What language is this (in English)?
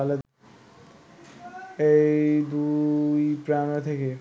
Bangla